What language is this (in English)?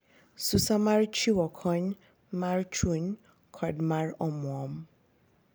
Luo (Kenya and Tanzania)